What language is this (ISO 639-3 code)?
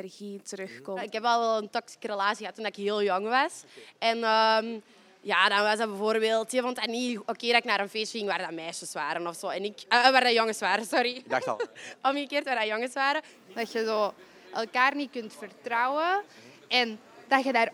nld